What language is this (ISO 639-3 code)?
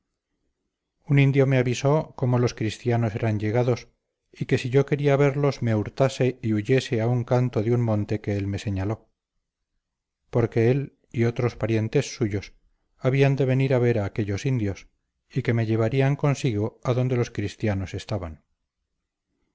spa